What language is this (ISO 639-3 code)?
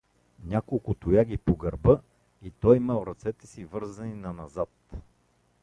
bul